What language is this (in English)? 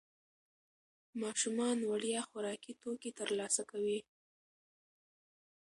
Pashto